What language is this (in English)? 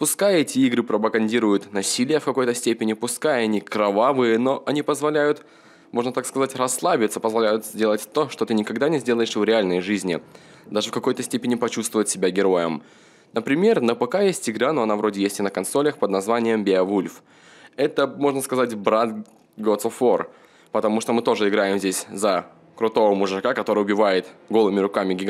Russian